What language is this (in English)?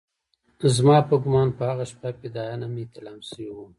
Pashto